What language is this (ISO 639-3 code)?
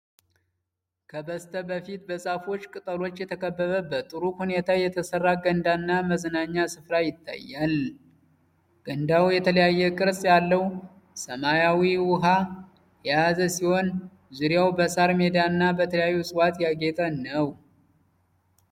amh